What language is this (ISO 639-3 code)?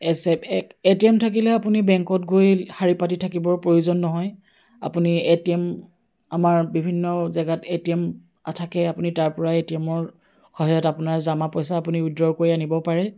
asm